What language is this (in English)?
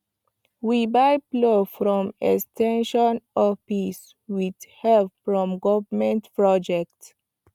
Nigerian Pidgin